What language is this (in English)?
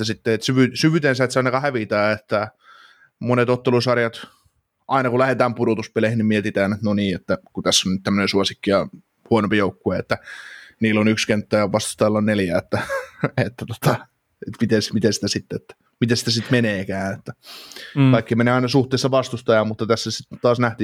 Finnish